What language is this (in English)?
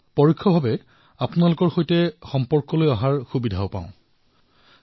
Assamese